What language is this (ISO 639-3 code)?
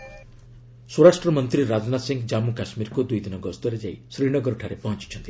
ori